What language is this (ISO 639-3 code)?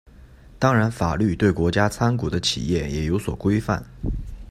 zho